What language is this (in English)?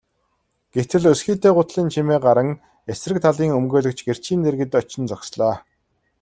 Mongolian